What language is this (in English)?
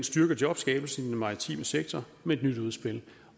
Danish